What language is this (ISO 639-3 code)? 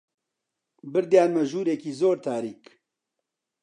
ckb